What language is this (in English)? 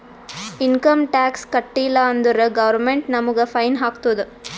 Kannada